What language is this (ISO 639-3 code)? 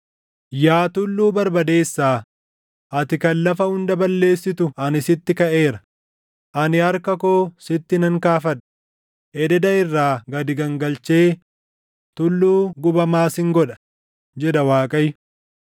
orm